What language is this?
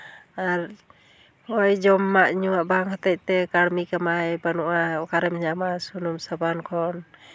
Santali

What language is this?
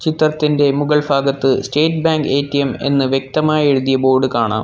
Malayalam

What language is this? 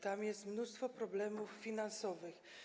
Polish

